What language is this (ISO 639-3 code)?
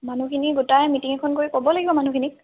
asm